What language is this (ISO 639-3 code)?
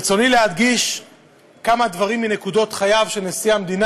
heb